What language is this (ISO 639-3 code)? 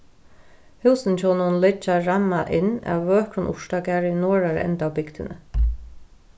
fao